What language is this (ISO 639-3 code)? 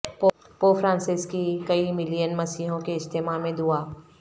urd